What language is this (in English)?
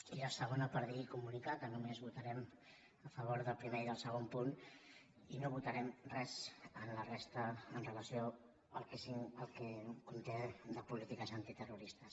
Catalan